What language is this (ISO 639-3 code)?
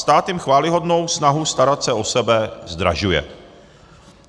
ces